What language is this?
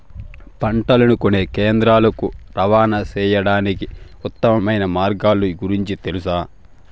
Telugu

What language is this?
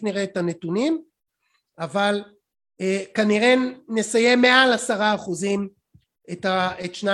Hebrew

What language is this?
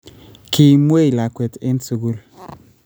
Kalenjin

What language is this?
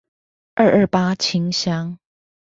Chinese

